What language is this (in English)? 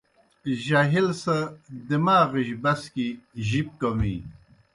Kohistani Shina